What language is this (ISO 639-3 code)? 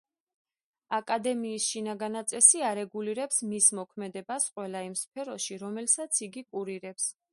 kat